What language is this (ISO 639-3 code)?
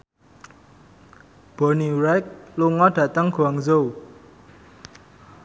jav